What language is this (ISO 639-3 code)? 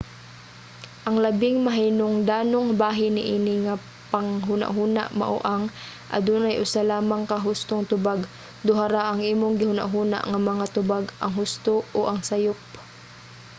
ceb